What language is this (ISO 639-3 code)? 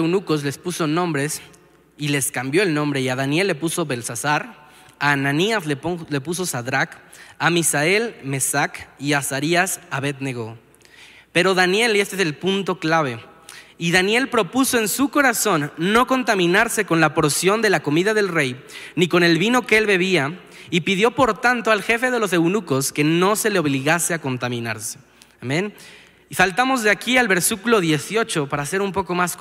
spa